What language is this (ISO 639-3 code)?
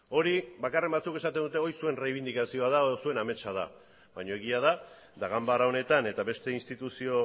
eus